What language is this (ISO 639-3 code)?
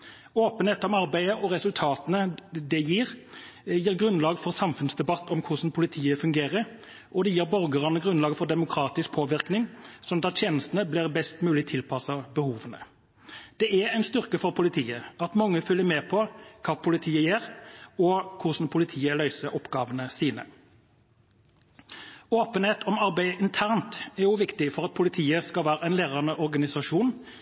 nob